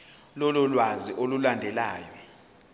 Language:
Zulu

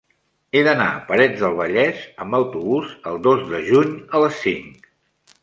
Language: Catalan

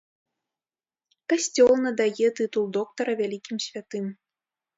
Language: Belarusian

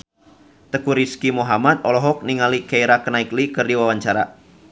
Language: Sundanese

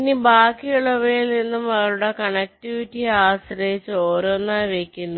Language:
Malayalam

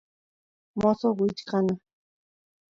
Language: Santiago del Estero Quichua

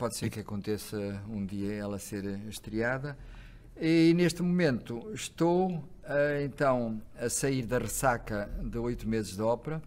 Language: Portuguese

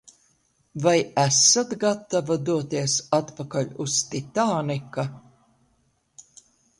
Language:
Latvian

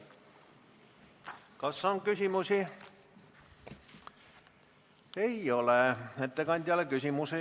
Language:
Estonian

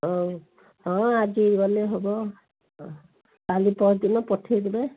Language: Odia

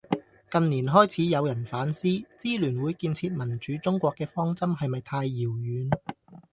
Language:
Cantonese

